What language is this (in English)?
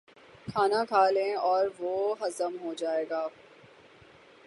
Urdu